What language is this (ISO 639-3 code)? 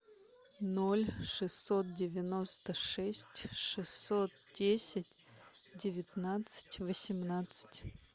rus